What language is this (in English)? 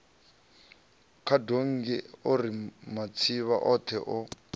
Venda